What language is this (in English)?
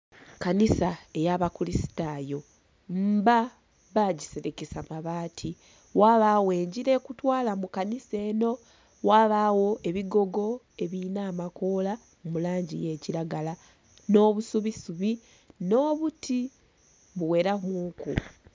Soga